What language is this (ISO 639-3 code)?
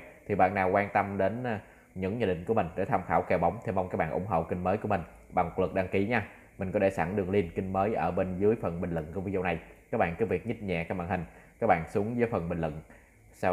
vie